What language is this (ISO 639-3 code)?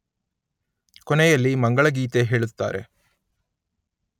kan